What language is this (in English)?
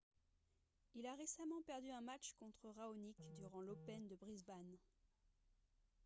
French